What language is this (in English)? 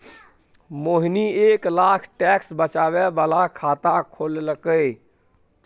Maithili